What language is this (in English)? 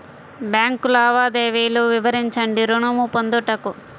Telugu